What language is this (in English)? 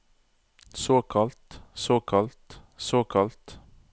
Norwegian